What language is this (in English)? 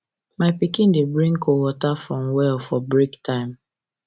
Nigerian Pidgin